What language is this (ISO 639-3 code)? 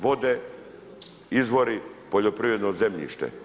hrv